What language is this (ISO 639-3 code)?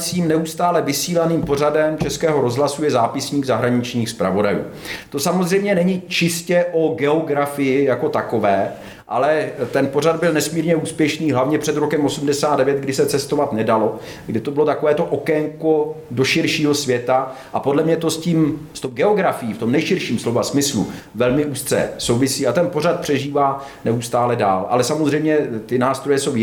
ces